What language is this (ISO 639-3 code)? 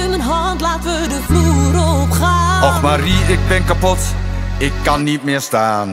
nld